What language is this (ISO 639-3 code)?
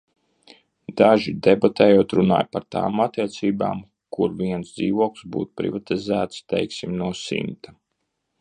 lav